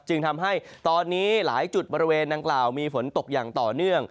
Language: Thai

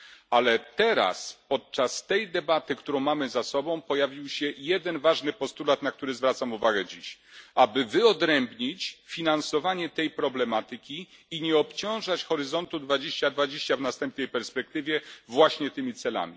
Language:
Polish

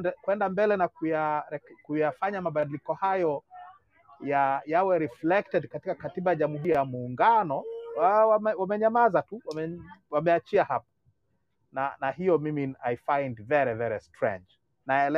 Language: Swahili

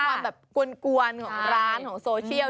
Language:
Thai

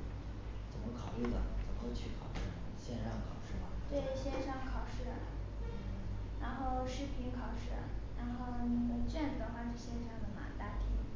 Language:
Chinese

